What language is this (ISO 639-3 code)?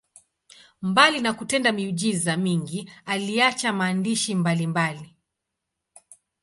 swa